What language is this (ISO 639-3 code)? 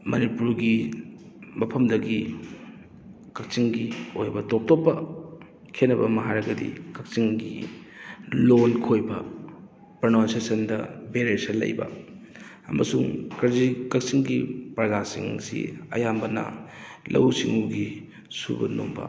mni